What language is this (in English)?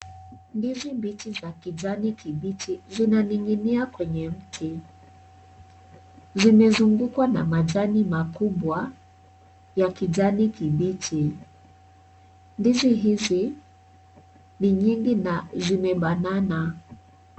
Swahili